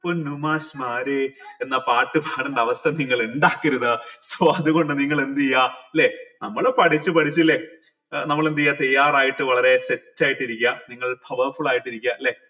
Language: Malayalam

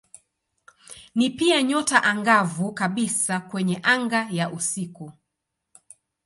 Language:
Swahili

